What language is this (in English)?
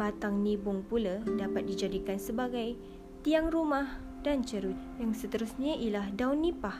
Malay